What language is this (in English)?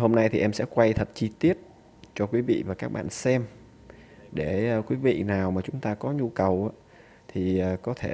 Vietnamese